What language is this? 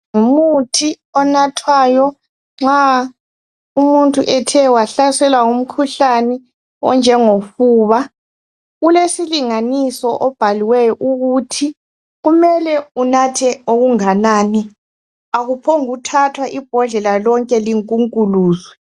North Ndebele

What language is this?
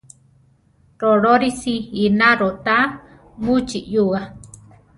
Central Tarahumara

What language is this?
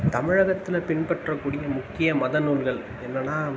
Tamil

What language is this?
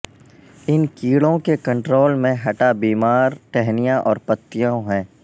Urdu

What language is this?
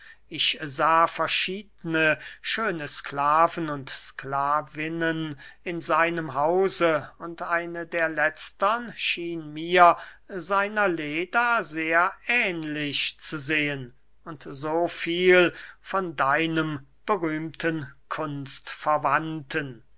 German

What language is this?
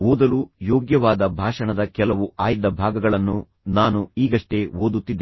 Kannada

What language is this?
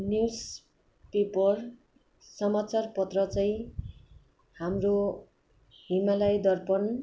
Nepali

